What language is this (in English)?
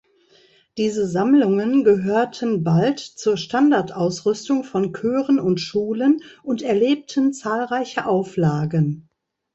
German